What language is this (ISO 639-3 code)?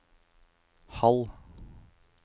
nor